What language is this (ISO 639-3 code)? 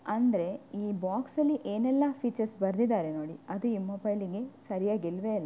kan